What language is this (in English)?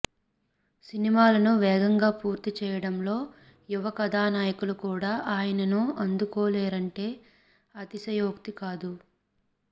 Telugu